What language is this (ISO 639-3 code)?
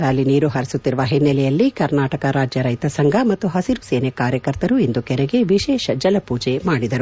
kan